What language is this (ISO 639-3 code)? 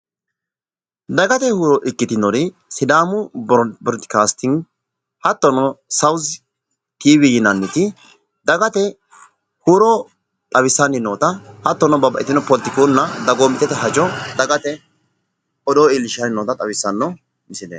sid